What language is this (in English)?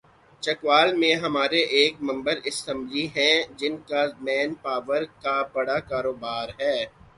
Urdu